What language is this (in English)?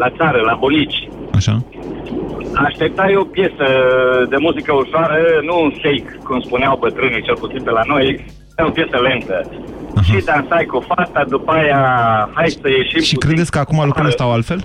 Romanian